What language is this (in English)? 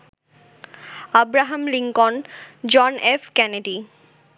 Bangla